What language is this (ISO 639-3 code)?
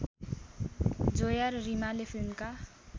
nep